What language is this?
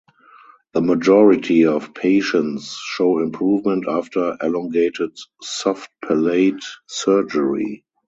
English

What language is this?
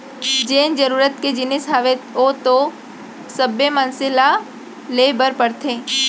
Chhattisgarhi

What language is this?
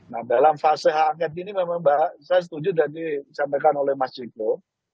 Indonesian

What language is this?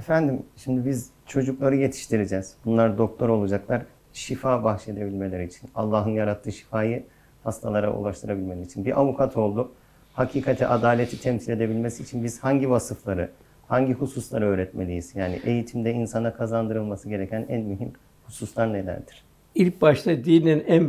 Turkish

